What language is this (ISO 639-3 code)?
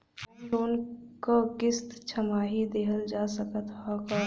bho